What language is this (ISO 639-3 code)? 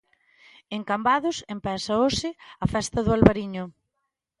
glg